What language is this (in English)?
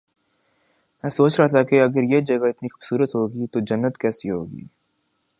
Urdu